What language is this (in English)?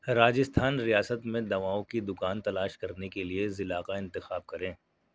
Urdu